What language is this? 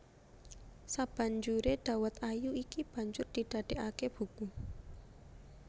Javanese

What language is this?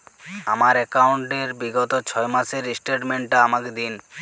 Bangla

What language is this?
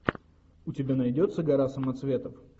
Russian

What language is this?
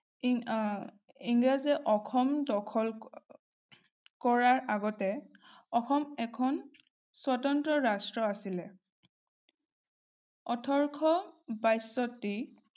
Assamese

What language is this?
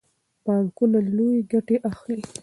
Pashto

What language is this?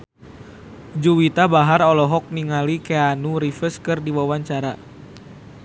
Sundanese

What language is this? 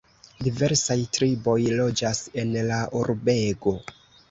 Esperanto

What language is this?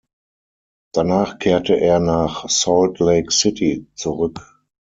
German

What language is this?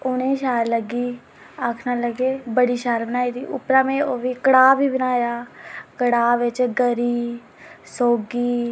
Dogri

